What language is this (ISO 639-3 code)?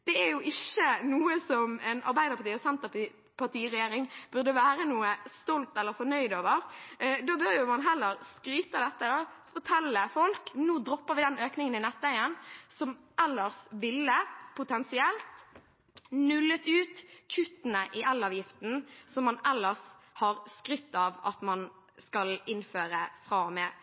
nob